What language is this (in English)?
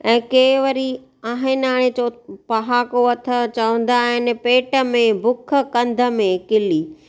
Sindhi